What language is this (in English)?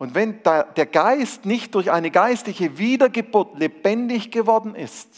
German